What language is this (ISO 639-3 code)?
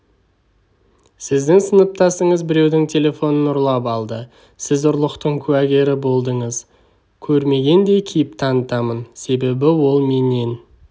kaz